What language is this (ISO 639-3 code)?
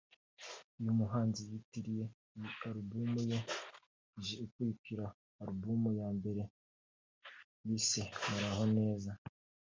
kin